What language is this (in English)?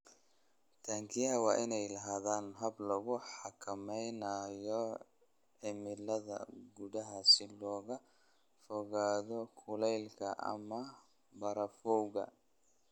Somali